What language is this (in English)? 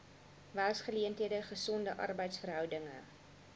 Afrikaans